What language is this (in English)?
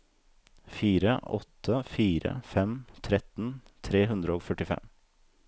Norwegian